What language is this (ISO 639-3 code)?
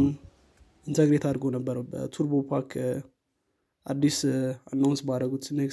amh